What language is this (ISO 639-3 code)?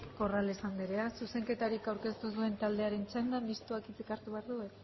eus